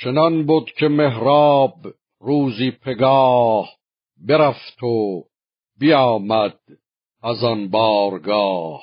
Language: Persian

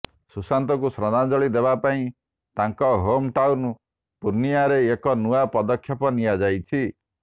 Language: Odia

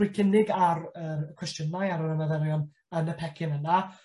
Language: Welsh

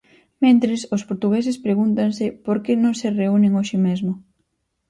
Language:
Galician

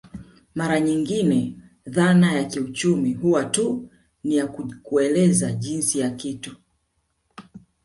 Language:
Swahili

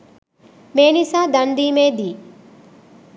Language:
Sinhala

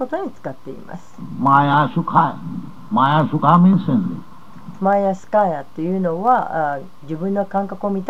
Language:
Japanese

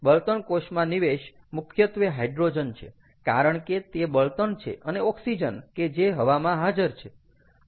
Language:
Gujarati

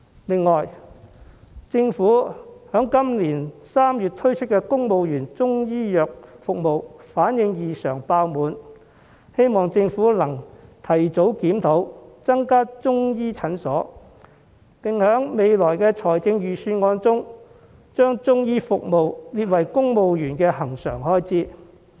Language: Cantonese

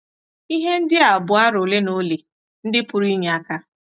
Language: Igbo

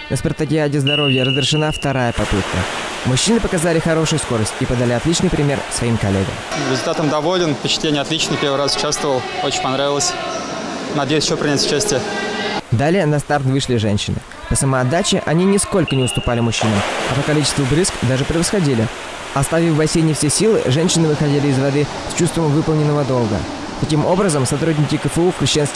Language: Russian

